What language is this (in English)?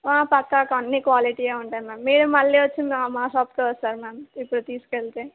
Telugu